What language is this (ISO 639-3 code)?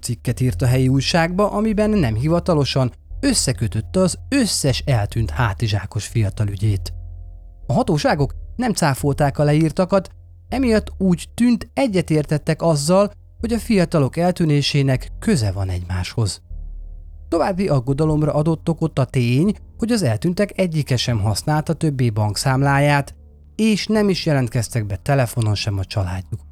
hun